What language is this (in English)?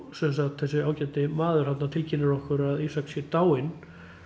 Icelandic